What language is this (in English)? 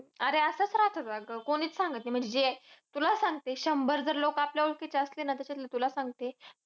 Marathi